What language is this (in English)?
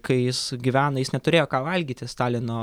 Lithuanian